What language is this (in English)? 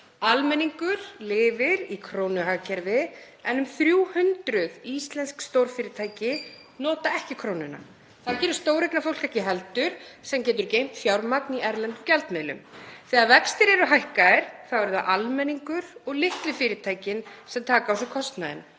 Icelandic